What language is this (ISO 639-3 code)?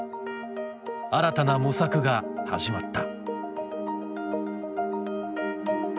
jpn